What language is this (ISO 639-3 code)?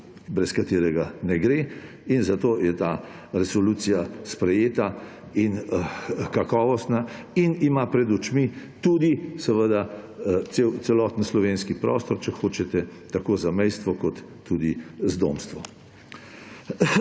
slv